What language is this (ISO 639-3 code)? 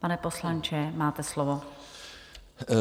ces